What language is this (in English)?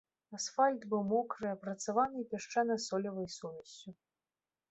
Belarusian